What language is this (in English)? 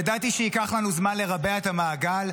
Hebrew